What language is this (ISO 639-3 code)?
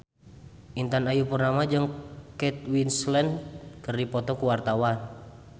sun